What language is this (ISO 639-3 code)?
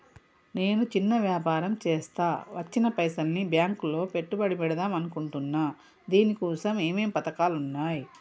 tel